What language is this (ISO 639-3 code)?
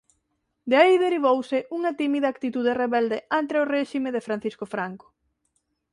glg